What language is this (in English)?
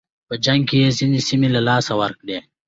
Pashto